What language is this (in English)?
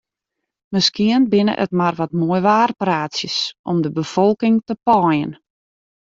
Western Frisian